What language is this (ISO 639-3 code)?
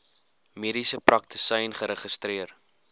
afr